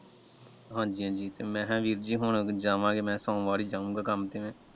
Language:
Punjabi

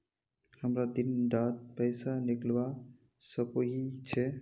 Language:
Magahi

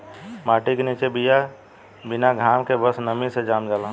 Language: Bhojpuri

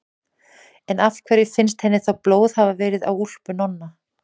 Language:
Icelandic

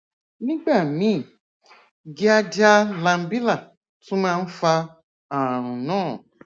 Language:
Yoruba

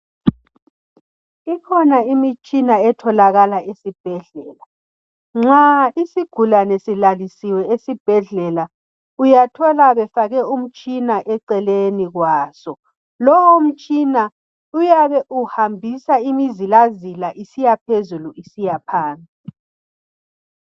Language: North Ndebele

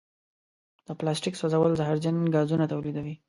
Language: Pashto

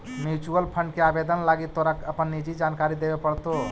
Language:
Magahi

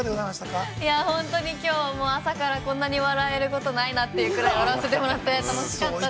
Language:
Japanese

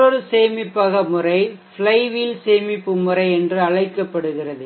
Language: Tamil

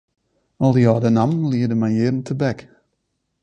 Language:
Western Frisian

